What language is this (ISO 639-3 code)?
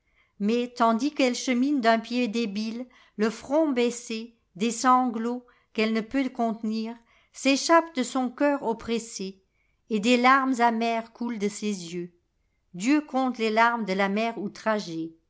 fra